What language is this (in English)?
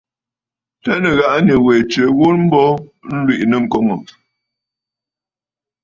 Bafut